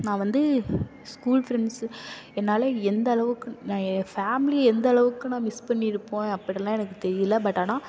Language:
Tamil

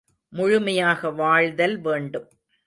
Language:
Tamil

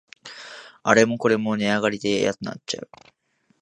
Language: Japanese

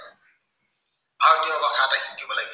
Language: Assamese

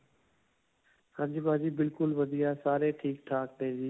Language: Punjabi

